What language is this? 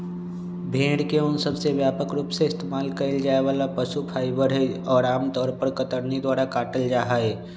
Magahi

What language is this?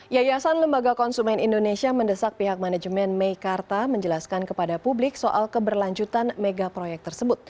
Indonesian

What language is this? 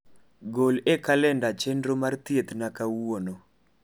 Luo (Kenya and Tanzania)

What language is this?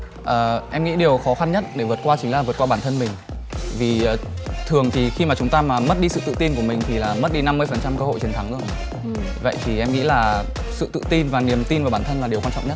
Vietnamese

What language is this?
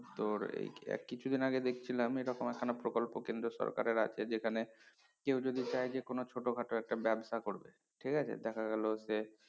Bangla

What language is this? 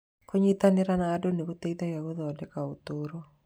Kikuyu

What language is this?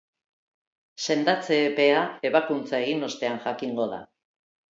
Basque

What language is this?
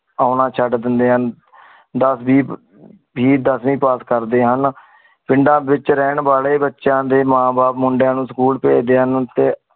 Punjabi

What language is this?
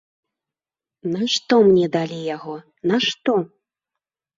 Belarusian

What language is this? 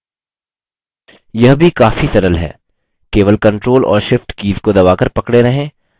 Hindi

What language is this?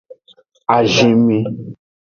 Aja (Benin)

